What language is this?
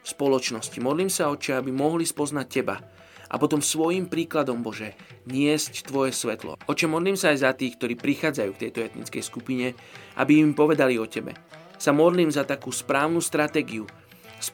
Slovak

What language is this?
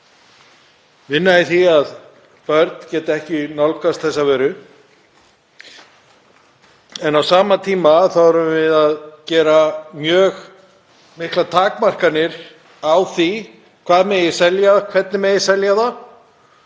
Icelandic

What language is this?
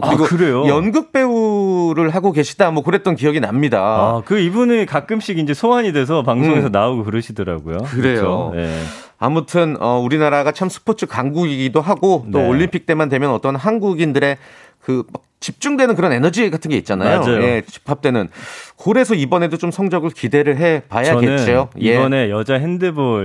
Korean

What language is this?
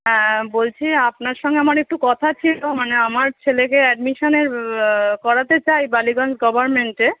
Bangla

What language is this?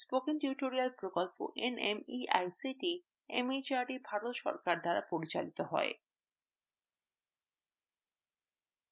Bangla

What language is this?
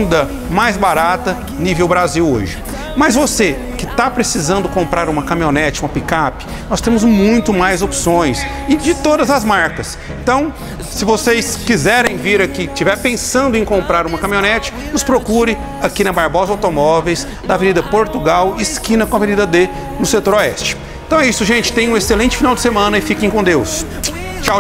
Portuguese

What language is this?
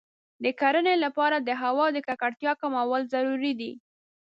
Pashto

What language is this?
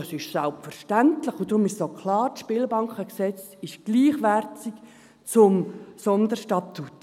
Swiss German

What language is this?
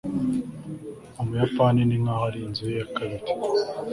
Kinyarwanda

